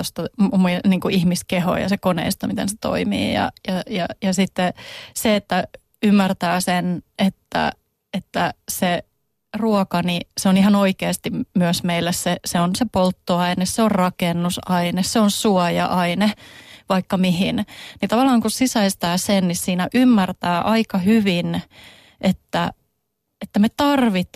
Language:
Finnish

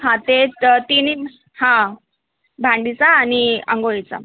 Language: Marathi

